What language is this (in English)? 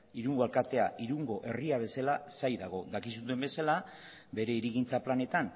Basque